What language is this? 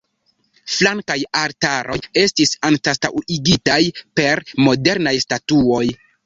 Esperanto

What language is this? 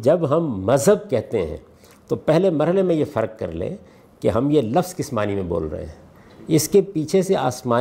Urdu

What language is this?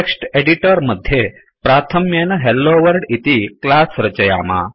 Sanskrit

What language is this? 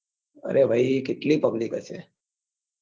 Gujarati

